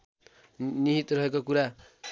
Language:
Nepali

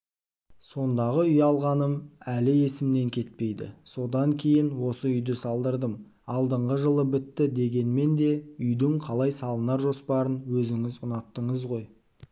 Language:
Kazakh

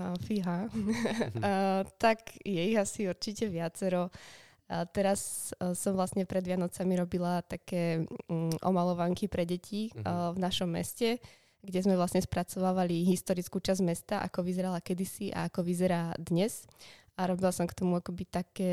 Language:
Czech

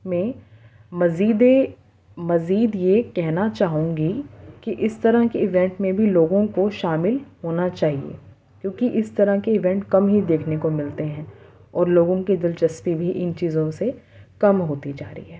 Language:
Urdu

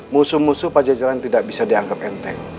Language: Indonesian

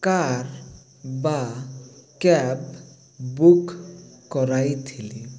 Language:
Odia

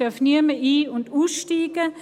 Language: Swiss German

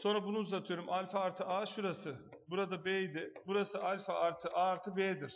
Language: Turkish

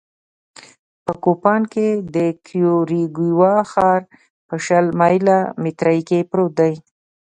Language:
Pashto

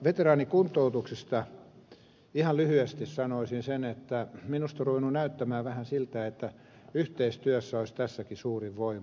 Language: Finnish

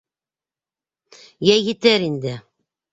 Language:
Bashkir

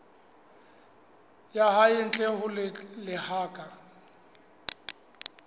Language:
Southern Sotho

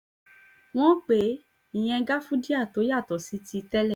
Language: Yoruba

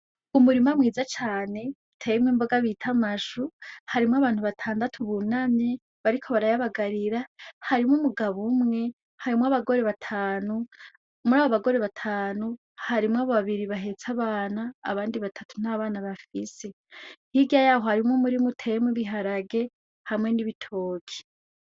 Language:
Rundi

